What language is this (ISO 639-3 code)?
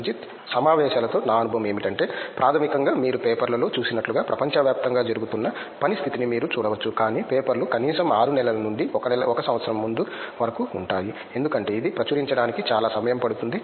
tel